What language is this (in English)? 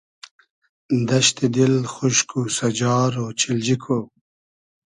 Hazaragi